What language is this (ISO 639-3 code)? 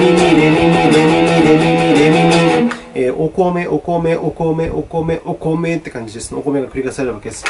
jpn